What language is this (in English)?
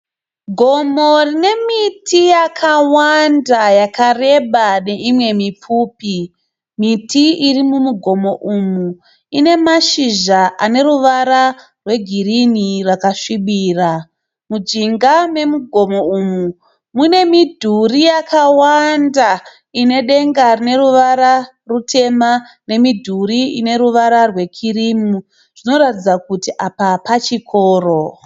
Shona